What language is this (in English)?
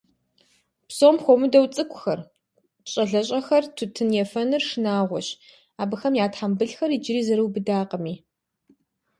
Kabardian